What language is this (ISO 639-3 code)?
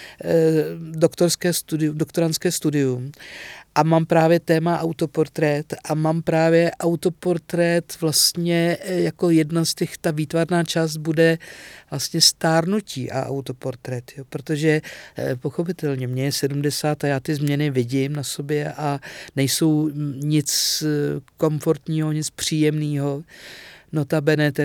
ces